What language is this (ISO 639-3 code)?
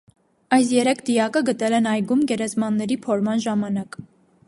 hye